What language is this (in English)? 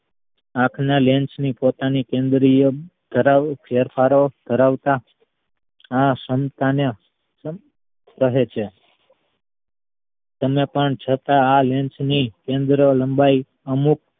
Gujarati